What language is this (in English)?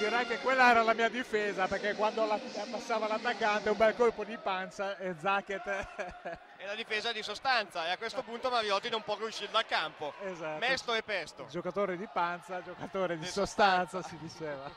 Italian